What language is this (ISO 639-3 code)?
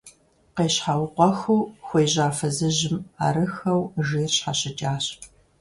kbd